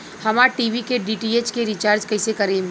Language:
Bhojpuri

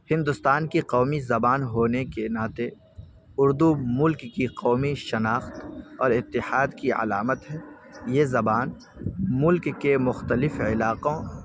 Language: Urdu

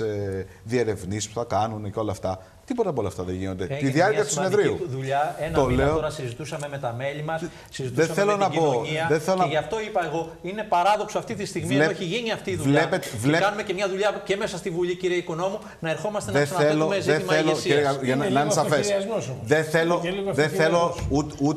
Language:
Greek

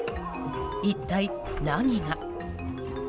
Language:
Japanese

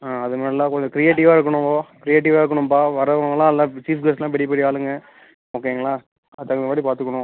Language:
Tamil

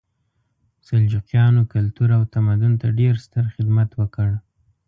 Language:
Pashto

